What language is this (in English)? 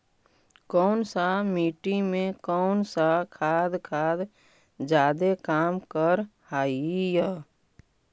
Magahi